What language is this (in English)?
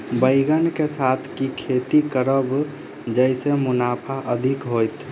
Maithili